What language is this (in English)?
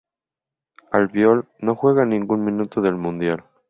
Spanish